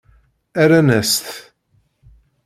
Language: Kabyle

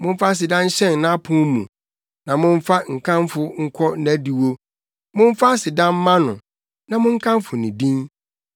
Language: Akan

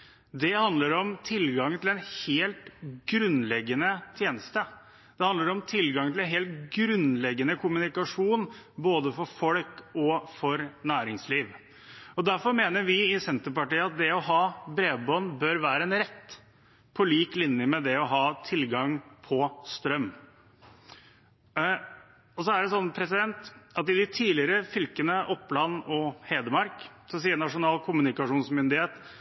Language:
Norwegian Bokmål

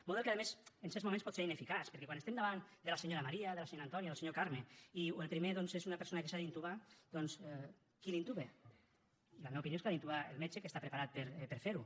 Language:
Catalan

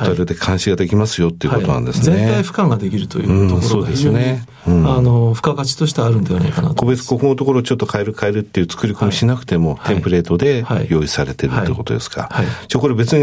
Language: Japanese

